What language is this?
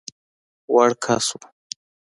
Pashto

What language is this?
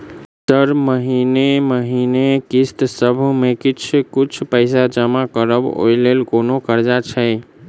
Maithili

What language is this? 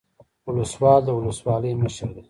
Pashto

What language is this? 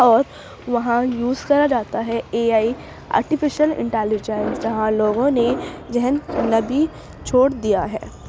Urdu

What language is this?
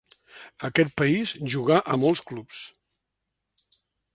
Catalan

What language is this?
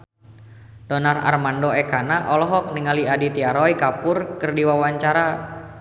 Sundanese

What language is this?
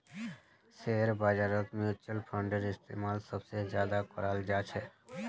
Magahi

